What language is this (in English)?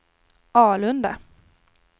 Swedish